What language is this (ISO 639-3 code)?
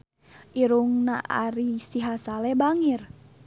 sun